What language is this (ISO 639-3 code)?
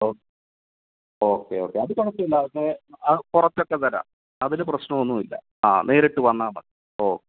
mal